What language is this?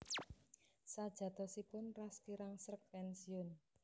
Javanese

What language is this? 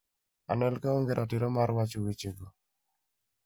Luo (Kenya and Tanzania)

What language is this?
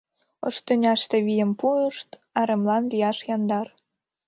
Mari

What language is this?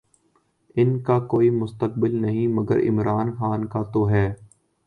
Urdu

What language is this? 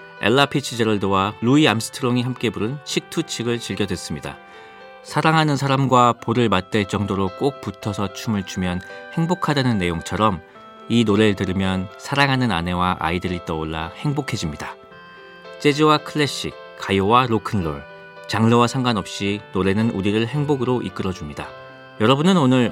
Korean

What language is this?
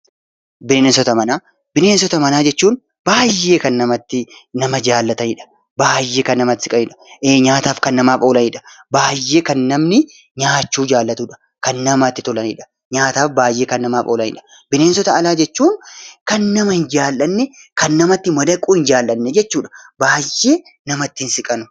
Oromo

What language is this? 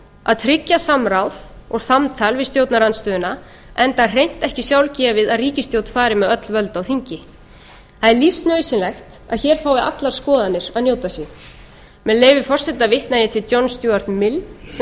Icelandic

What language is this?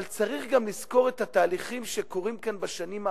Hebrew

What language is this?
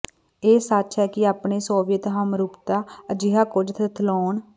Punjabi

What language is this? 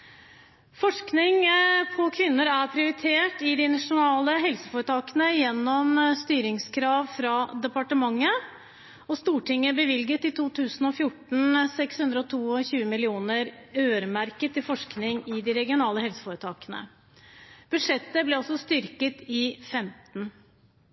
Norwegian Bokmål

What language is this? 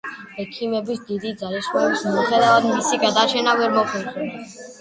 Georgian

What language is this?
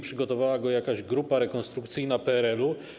Polish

